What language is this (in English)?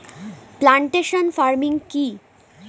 Bangla